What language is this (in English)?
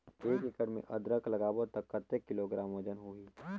Chhattisgarhi